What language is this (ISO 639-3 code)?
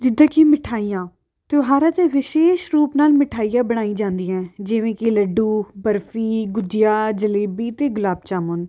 pan